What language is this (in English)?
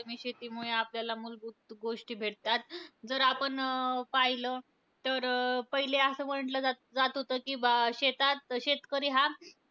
Marathi